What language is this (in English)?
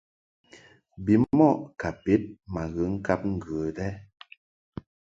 Mungaka